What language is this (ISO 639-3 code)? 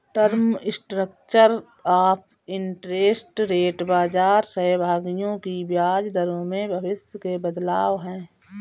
hin